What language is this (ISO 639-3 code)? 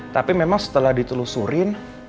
ind